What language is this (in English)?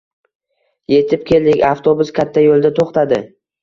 Uzbek